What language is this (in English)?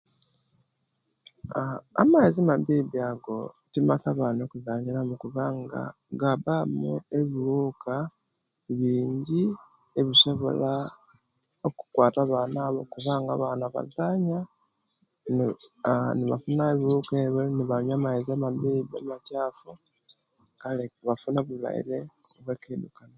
Kenyi